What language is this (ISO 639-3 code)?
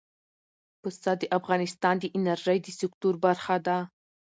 pus